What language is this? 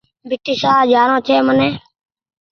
Goaria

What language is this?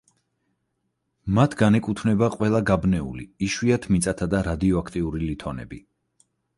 Georgian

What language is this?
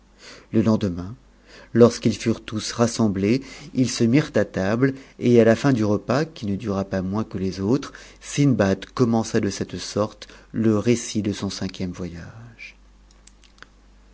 French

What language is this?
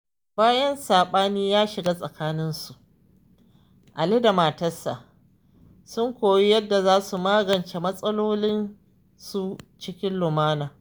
Hausa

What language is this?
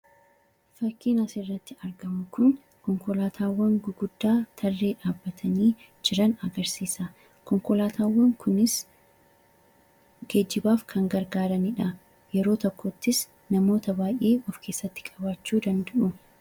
Oromo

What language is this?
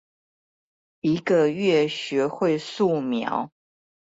Chinese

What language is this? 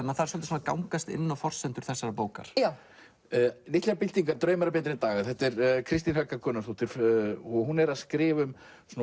Icelandic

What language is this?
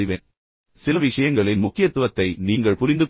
Tamil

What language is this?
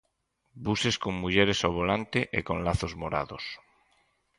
Galician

